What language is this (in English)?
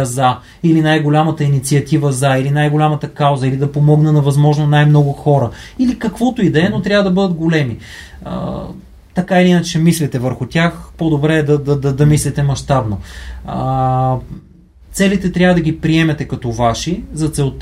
Bulgarian